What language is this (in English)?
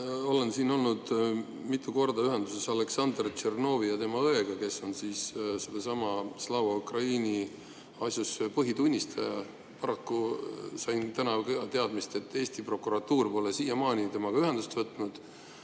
Estonian